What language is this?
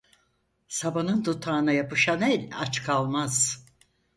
Turkish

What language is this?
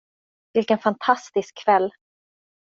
Swedish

